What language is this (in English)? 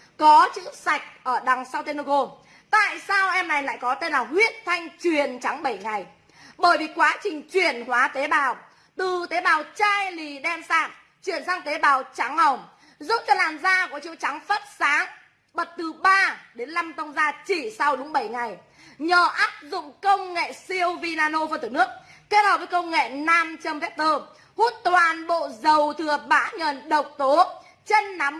Vietnamese